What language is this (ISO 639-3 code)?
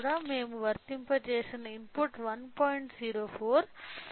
tel